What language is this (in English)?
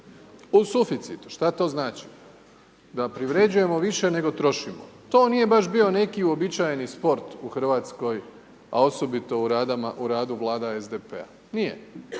Croatian